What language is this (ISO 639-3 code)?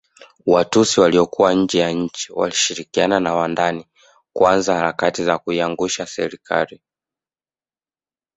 swa